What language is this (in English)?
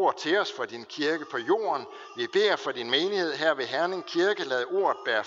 Danish